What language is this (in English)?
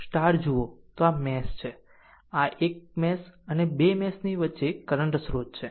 Gujarati